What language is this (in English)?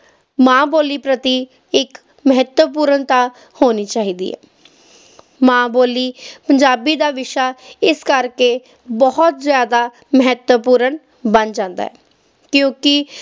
Punjabi